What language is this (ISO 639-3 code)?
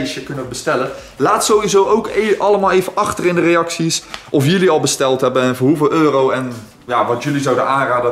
nld